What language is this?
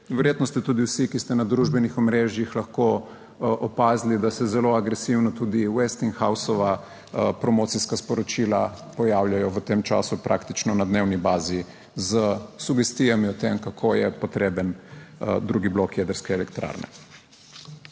Slovenian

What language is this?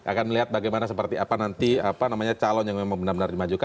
Indonesian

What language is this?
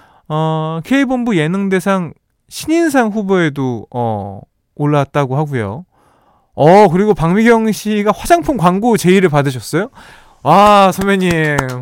Korean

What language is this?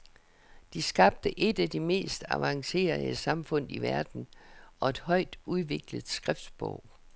Danish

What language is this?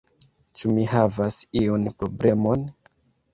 Esperanto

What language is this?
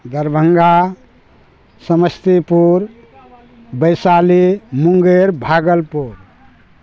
Maithili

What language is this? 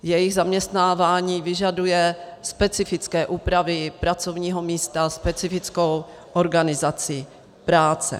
Czech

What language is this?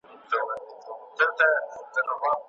Pashto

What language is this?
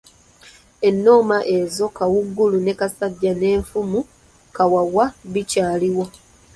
Ganda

